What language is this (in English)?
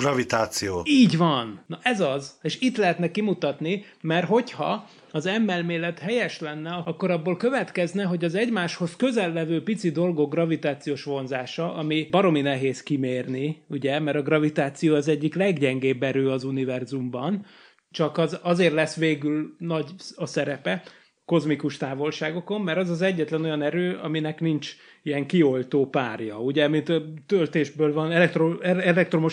Hungarian